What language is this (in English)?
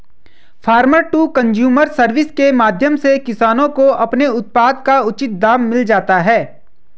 Hindi